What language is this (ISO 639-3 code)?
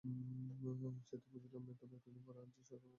ben